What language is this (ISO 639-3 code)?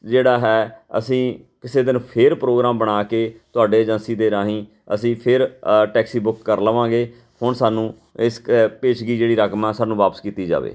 pan